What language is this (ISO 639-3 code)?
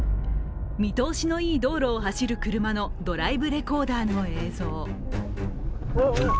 jpn